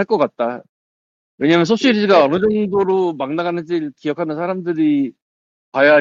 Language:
Korean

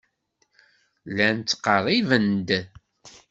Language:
Kabyle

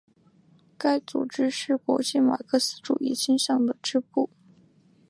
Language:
Chinese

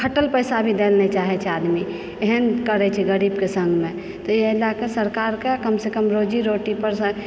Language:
Maithili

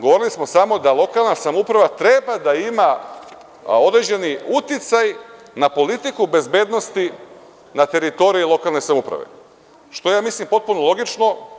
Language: Serbian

